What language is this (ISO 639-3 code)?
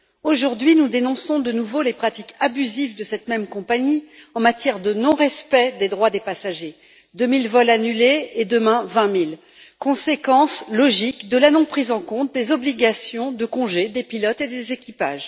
fra